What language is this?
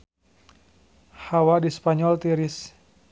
Sundanese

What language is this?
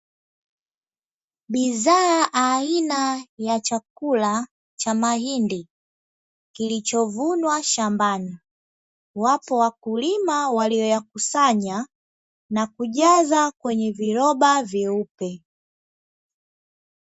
Swahili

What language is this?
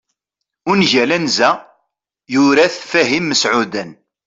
Kabyle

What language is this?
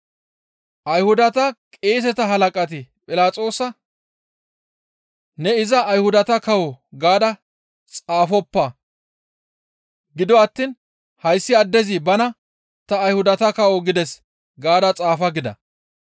Gamo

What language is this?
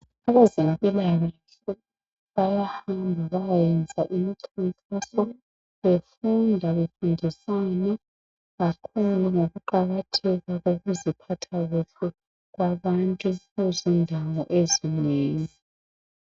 North Ndebele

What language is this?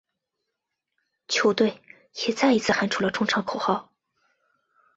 Chinese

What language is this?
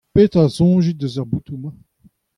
Breton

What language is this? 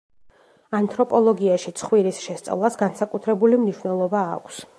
Georgian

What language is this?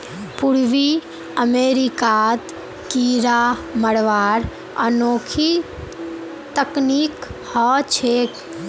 Magahi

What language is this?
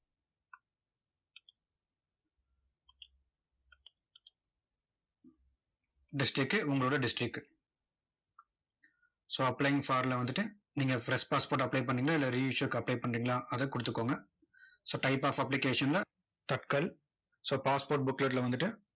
Tamil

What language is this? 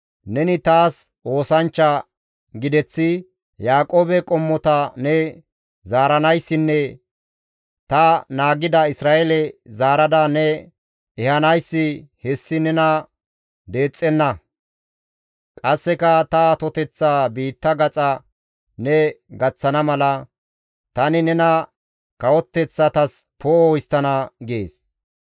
Gamo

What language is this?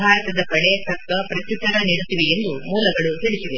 Kannada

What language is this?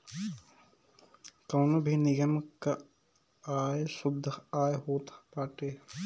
Bhojpuri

